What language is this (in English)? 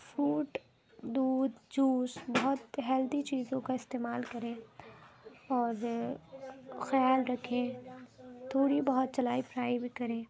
Urdu